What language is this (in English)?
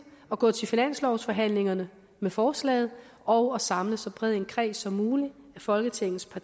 Danish